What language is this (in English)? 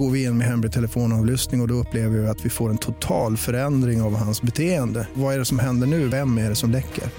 Swedish